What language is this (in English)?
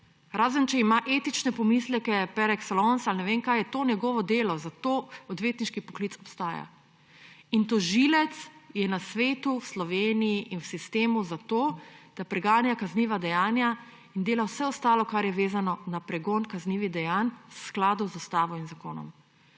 Slovenian